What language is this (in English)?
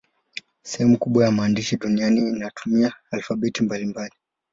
Swahili